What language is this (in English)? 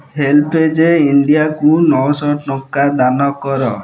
Odia